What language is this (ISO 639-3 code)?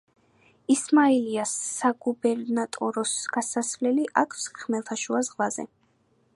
kat